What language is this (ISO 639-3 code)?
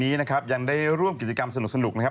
tha